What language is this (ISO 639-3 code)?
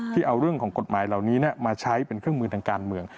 tha